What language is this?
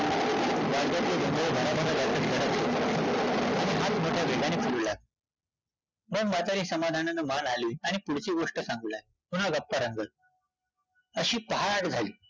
Marathi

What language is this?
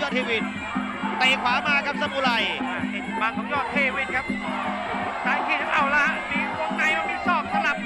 Thai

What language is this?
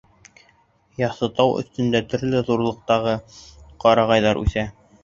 Bashkir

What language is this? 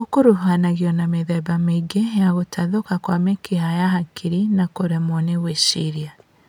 Kikuyu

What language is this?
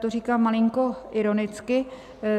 Czech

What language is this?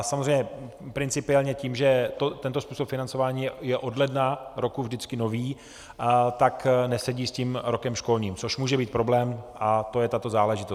Czech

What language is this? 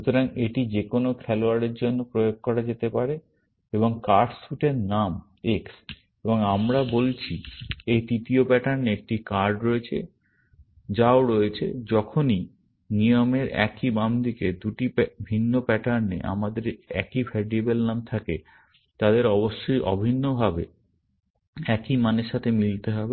Bangla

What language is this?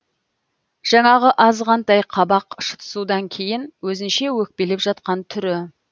Kazakh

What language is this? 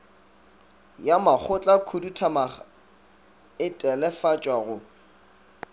Northern Sotho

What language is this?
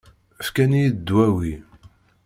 Kabyle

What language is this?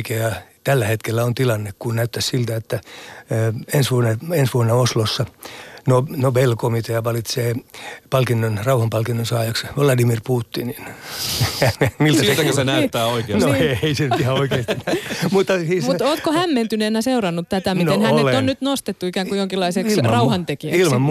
Finnish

